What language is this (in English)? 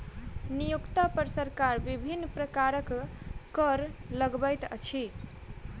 Maithili